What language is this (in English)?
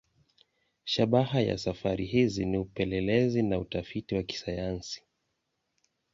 Swahili